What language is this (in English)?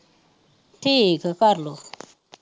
Punjabi